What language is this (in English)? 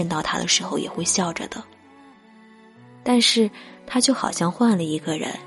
Chinese